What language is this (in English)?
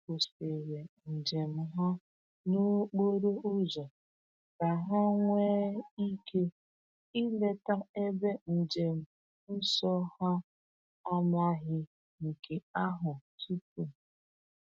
Igbo